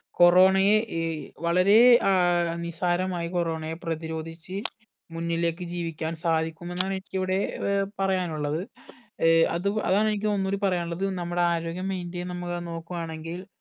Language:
Malayalam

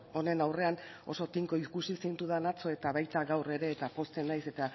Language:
Basque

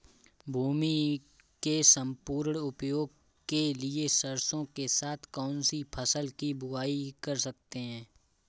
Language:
Hindi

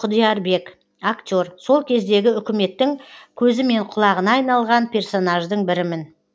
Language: Kazakh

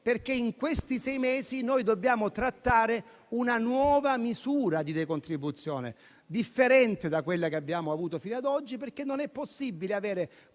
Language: Italian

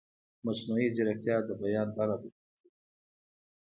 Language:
Pashto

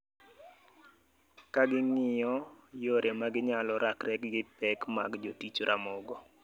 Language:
Luo (Kenya and Tanzania)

